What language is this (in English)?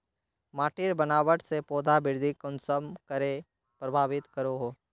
Magahi